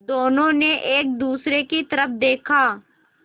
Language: Hindi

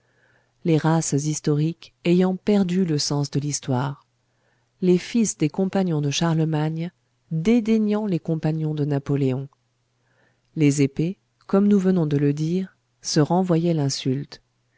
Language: French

